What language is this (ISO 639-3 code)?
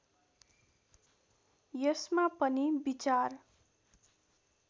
nep